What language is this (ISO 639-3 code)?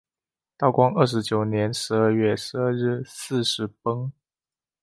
zho